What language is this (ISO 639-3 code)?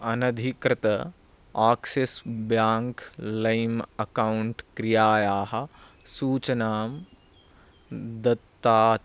san